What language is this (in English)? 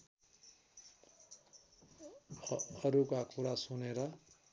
Nepali